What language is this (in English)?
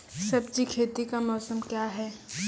Maithili